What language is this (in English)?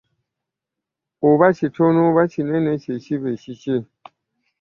Ganda